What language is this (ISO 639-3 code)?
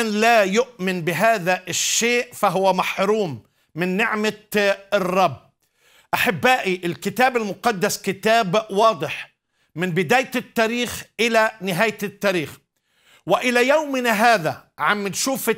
ara